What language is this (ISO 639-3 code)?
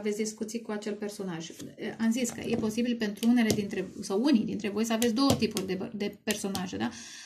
ron